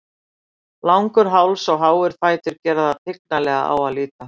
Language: Icelandic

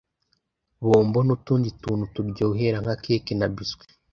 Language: Kinyarwanda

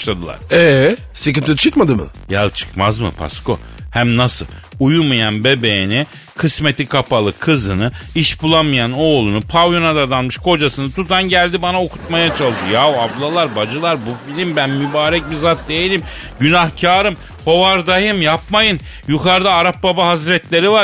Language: Turkish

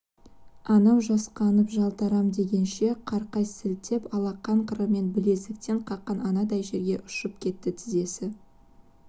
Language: Kazakh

